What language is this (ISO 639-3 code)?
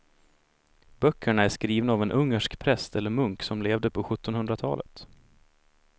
swe